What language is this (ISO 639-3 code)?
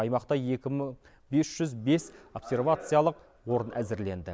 kaz